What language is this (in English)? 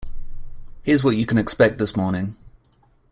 English